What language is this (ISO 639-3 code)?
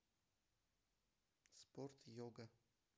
rus